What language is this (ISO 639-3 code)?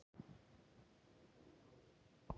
isl